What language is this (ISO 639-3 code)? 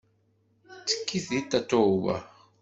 kab